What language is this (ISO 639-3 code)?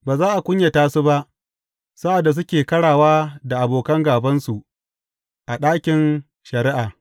hau